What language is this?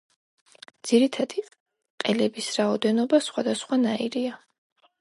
Georgian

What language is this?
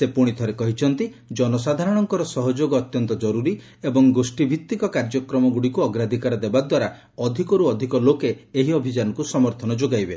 Odia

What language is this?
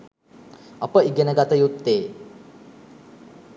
Sinhala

